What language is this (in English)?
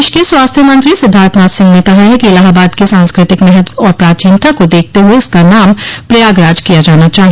Hindi